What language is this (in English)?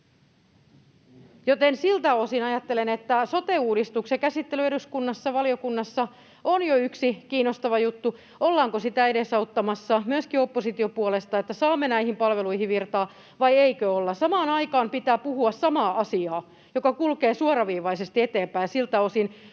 Finnish